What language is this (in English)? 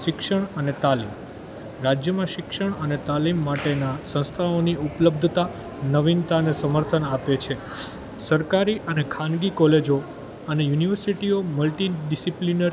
Gujarati